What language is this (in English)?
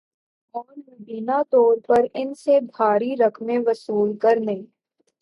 Urdu